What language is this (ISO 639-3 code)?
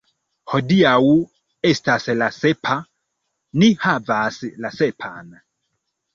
epo